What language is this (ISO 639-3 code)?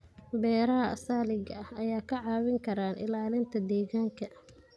som